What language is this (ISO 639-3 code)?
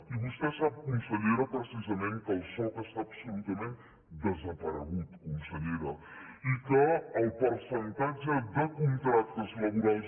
cat